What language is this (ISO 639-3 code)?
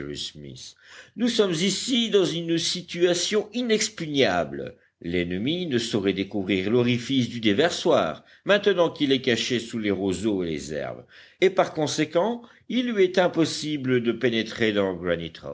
fra